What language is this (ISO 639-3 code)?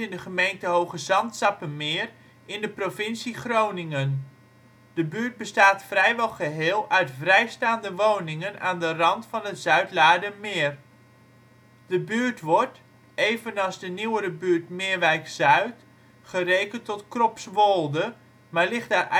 nld